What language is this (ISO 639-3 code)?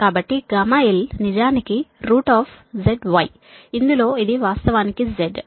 tel